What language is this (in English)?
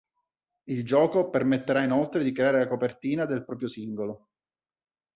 Italian